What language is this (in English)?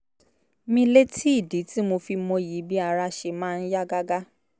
Yoruba